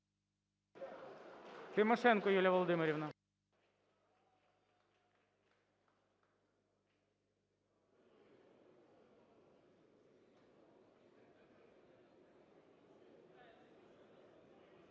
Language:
Ukrainian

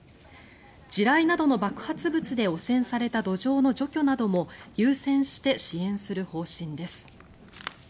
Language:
Japanese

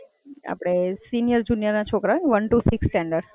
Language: Gujarati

